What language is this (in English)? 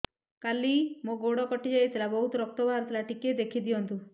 Odia